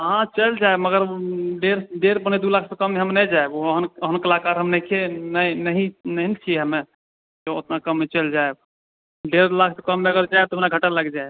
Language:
Maithili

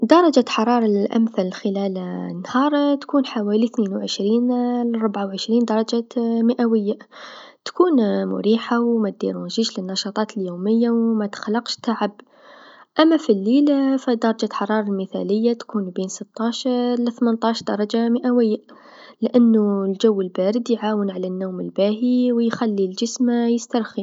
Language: Tunisian Arabic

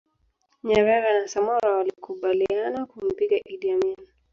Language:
Swahili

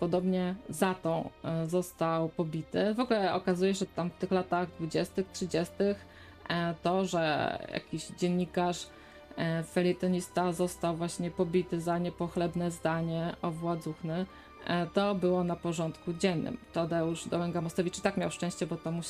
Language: Polish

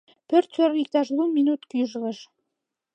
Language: Mari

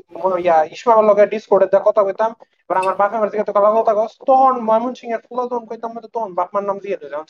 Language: Bangla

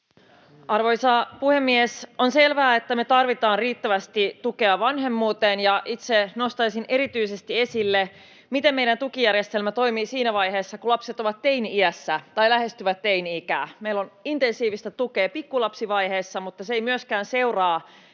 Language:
Finnish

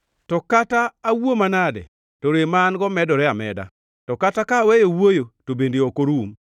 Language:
Luo (Kenya and Tanzania)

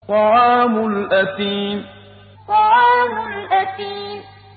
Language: Arabic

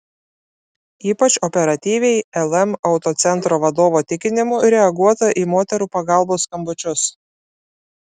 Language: Lithuanian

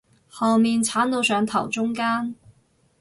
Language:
Cantonese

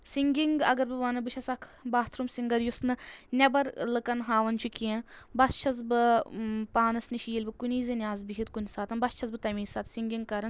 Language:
Kashmiri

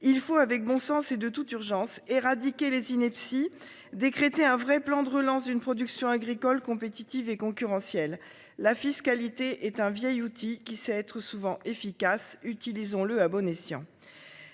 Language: French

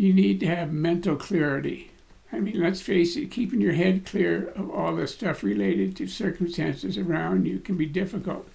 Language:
English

